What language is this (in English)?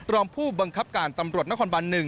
Thai